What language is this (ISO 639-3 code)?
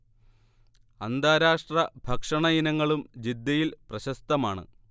mal